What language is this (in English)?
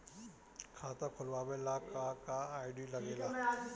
Bhojpuri